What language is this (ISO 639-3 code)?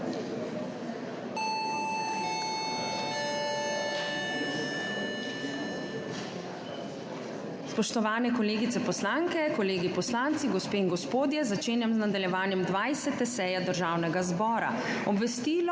slv